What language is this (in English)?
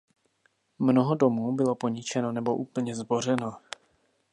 Czech